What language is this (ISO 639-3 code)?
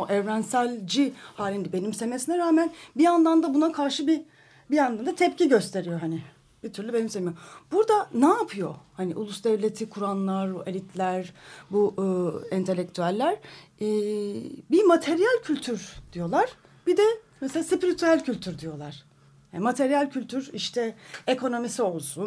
tur